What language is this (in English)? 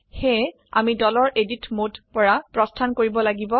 Assamese